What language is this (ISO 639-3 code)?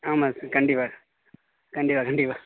tam